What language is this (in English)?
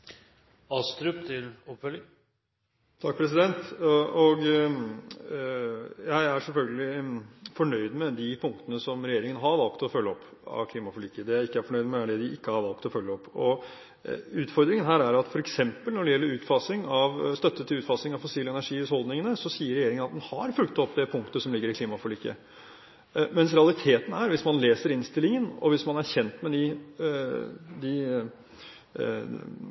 Norwegian